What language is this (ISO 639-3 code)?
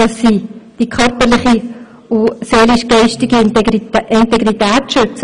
gsw